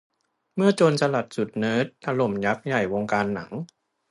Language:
Thai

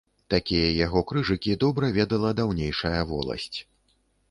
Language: Belarusian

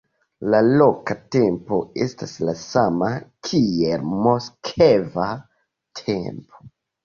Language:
Esperanto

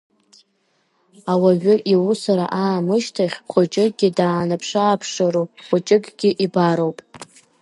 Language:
Abkhazian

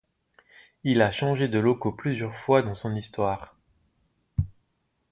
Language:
French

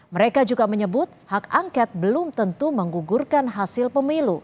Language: Indonesian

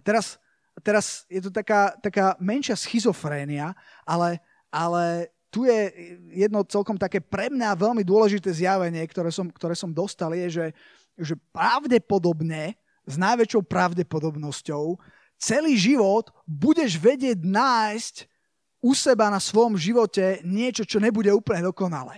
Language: Slovak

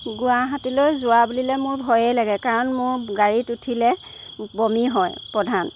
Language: Assamese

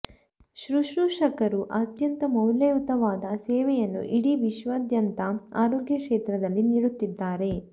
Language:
Kannada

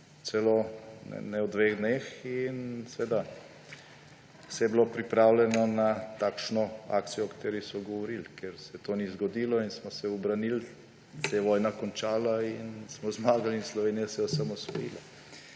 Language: Slovenian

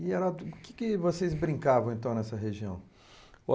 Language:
Portuguese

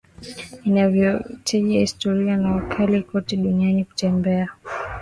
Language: Swahili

